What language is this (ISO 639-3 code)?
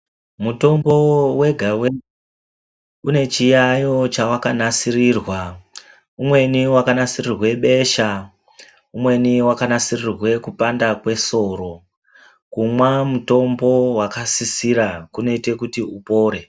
ndc